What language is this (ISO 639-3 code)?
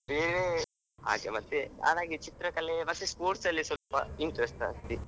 kan